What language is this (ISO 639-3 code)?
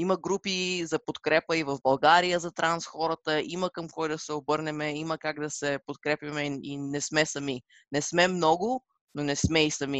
bul